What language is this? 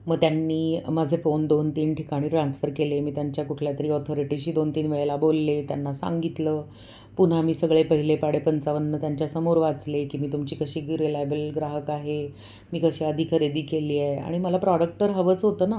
Marathi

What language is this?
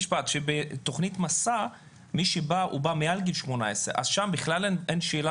Hebrew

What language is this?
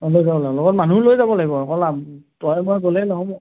Assamese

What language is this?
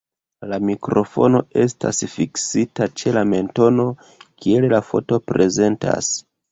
Esperanto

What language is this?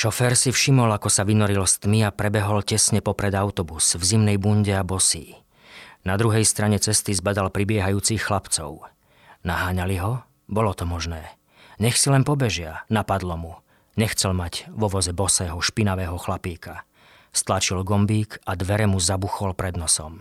Slovak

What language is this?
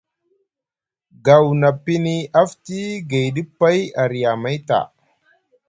Musgu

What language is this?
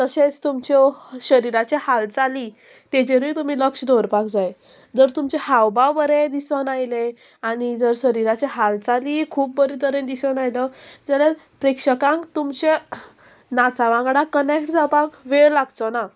Konkani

